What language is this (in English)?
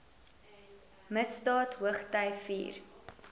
Afrikaans